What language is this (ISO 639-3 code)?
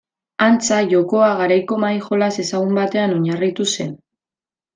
eus